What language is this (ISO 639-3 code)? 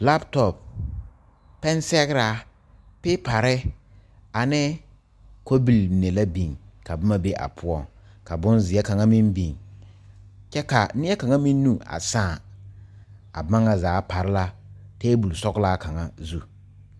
dga